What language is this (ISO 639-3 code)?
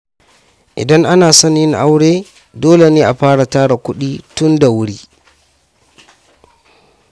hau